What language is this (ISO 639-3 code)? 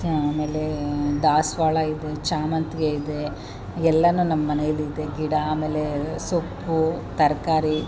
kan